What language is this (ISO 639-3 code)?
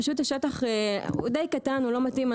heb